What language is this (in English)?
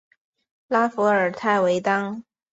Chinese